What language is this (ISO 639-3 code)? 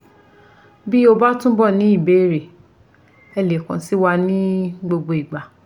yor